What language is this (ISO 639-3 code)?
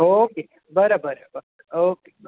mar